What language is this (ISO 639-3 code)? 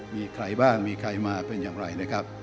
tha